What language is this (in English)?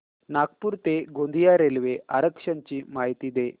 Marathi